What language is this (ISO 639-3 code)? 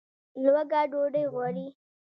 pus